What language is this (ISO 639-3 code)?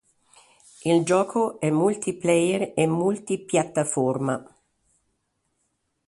ita